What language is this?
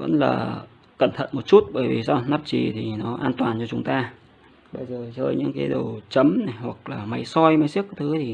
Vietnamese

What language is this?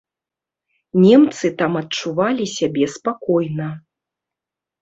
Belarusian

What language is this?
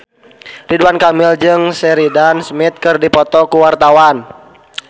Sundanese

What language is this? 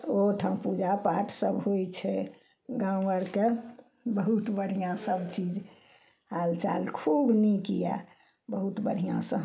Maithili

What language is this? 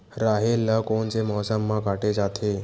Chhattisgarhi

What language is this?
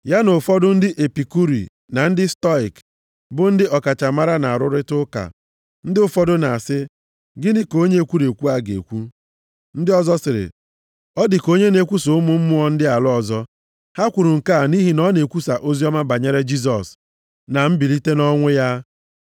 Igbo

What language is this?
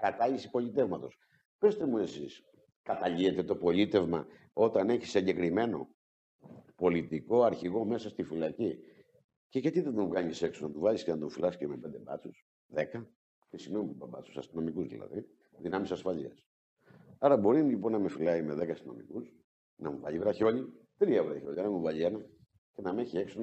Greek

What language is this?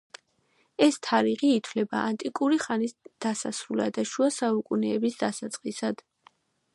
Georgian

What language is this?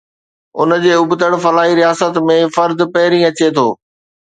Sindhi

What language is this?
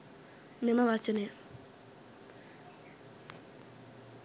Sinhala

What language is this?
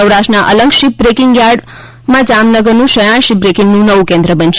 Gujarati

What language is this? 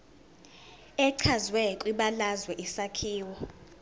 Zulu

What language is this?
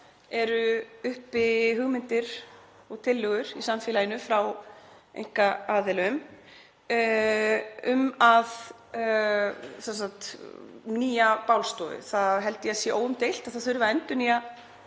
Icelandic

